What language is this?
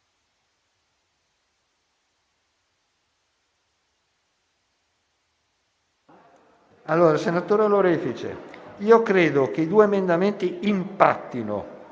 Italian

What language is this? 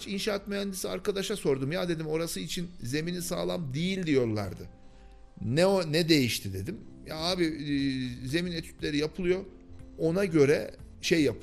Turkish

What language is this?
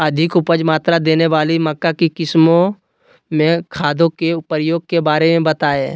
Magahi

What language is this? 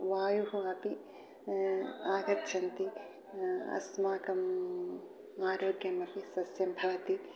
Sanskrit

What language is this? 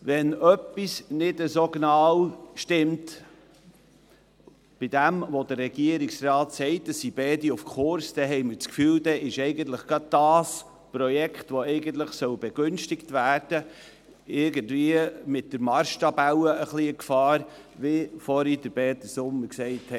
Swiss German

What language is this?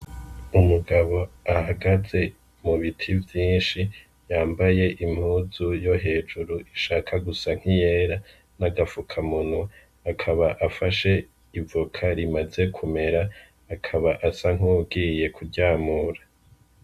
Rundi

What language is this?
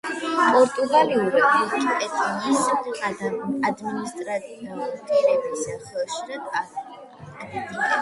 Georgian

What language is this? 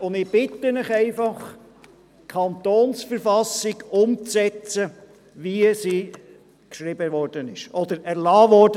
Swiss German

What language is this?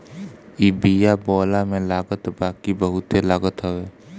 Bhojpuri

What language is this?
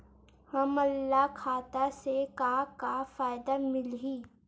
Chhattisgarhi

